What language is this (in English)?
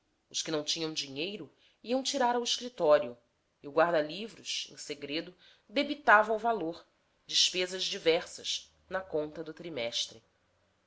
Portuguese